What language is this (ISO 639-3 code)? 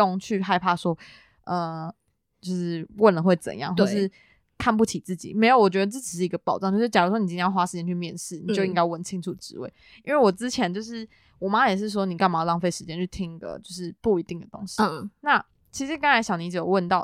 zho